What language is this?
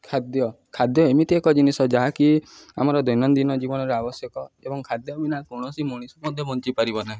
Odia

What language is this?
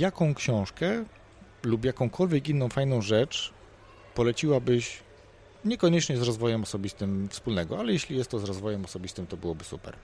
Polish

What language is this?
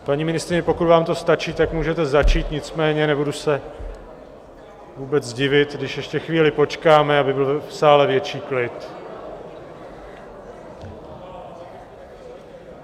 Czech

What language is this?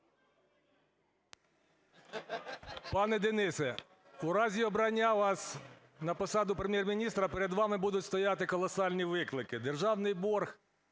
Ukrainian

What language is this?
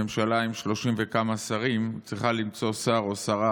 Hebrew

